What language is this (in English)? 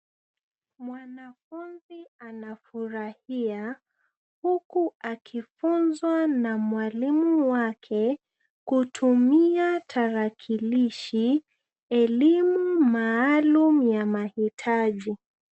Swahili